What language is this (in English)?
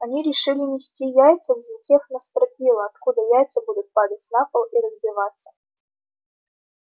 Russian